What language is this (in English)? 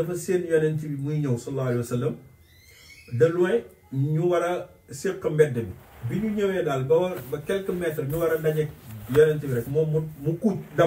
Arabic